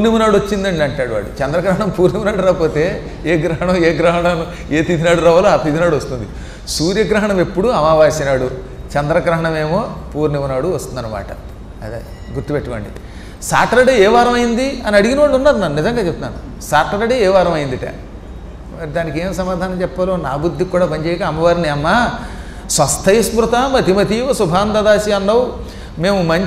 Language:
Hindi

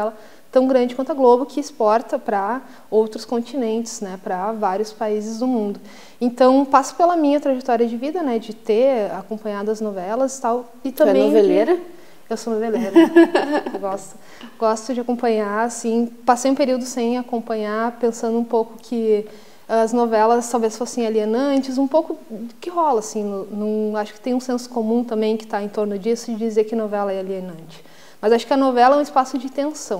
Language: Portuguese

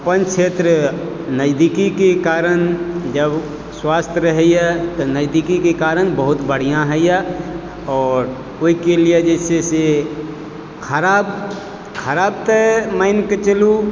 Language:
Maithili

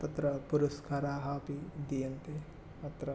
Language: Sanskrit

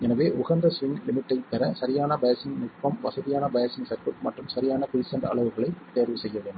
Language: Tamil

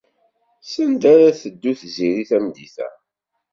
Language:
Kabyle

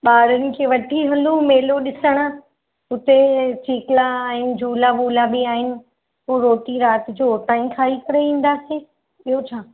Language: Sindhi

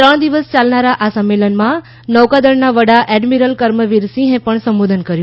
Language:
Gujarati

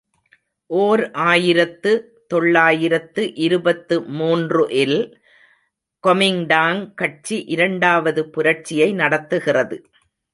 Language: Tamil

